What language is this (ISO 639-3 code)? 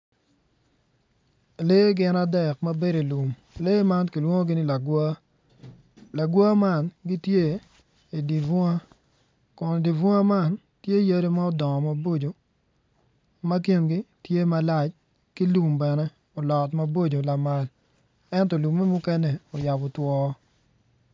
ach